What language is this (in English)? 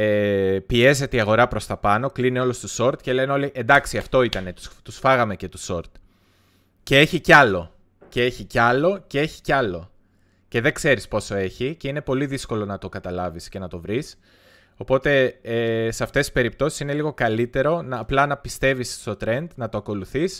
Greek